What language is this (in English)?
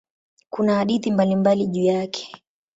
Swahili